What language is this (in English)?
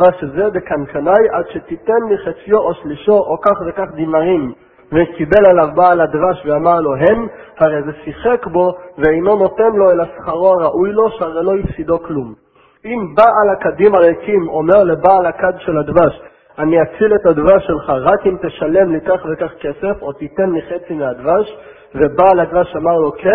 Hebrew